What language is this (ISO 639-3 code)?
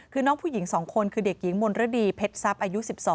tha